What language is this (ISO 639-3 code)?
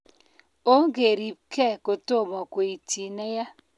kln